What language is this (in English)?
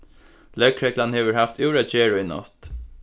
Faroese